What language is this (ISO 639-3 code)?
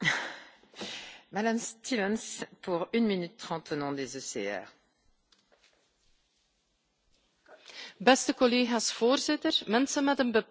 nld